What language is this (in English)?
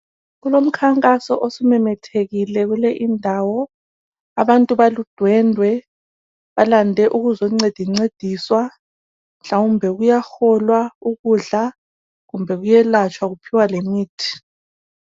North Ndebele